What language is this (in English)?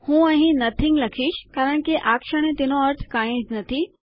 Gujarati